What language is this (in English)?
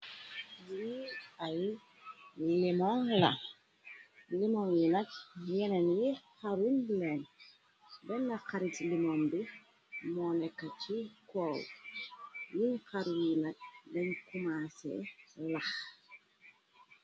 Wolof